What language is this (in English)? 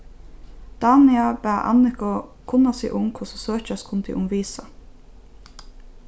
Faroese